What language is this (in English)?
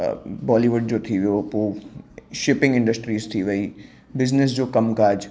Sindhi